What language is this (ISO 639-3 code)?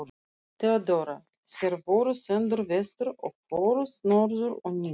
isl